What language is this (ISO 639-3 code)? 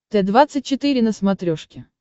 rus